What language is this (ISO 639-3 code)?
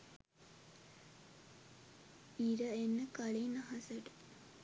sin